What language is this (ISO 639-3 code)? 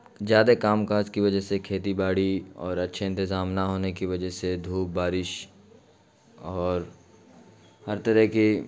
urd